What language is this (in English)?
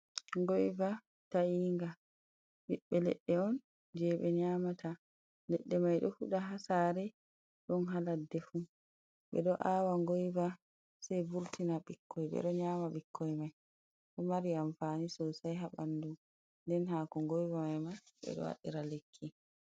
Fula